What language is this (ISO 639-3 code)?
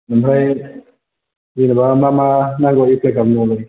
brx